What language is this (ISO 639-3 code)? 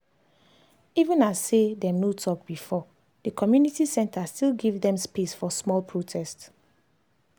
pcm